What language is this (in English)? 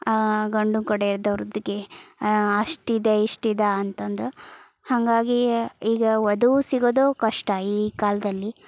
Kannada